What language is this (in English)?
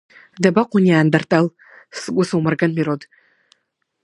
Abkhazian